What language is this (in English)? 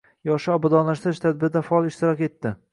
Uzbek